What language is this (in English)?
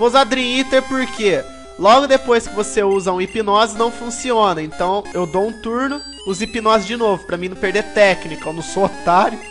Portuguese